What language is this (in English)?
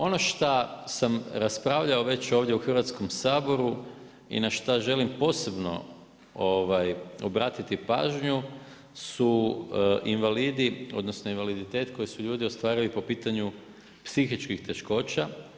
Croatian